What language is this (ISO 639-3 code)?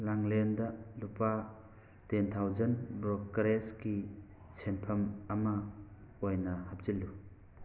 mni